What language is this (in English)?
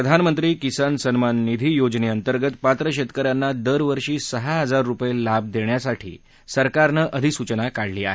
Marathi